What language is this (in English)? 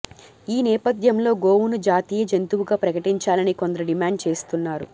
Telugu